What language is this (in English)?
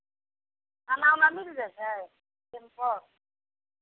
Maithili